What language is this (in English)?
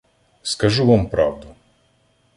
Ukrainian